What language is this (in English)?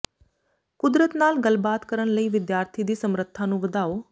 Punjabi